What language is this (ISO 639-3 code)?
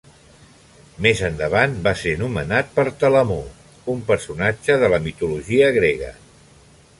cat